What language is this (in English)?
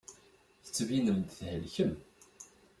Kabyle